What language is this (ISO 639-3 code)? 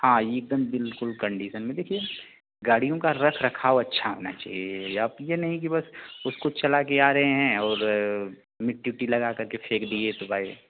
hin